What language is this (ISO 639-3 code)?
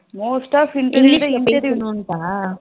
tam